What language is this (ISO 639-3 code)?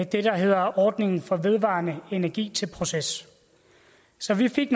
dan